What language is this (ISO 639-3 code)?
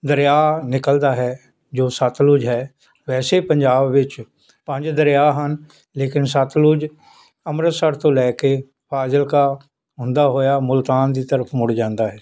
pan